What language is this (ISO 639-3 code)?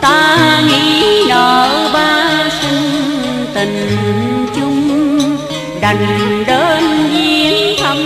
vie